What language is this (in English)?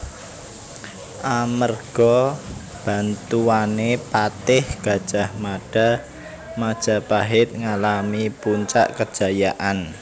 Javanese